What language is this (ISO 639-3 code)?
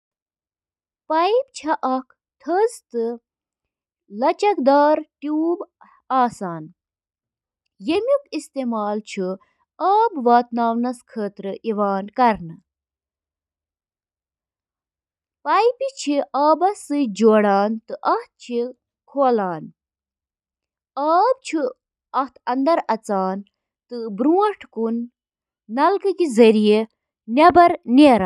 kas